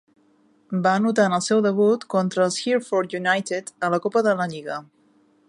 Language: Catalan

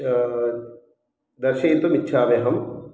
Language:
Sanskrit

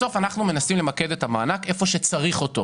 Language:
Hebrew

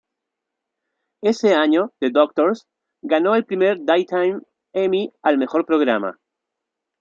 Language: Spanish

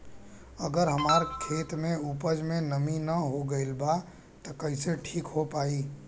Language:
Bhojpuri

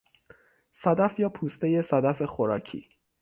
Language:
Persian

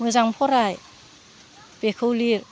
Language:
Bodo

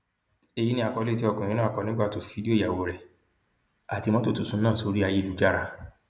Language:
Yoruba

